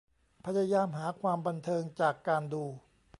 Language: Thai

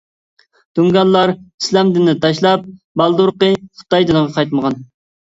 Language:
Uyghur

